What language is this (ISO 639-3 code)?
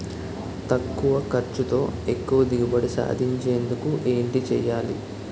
tel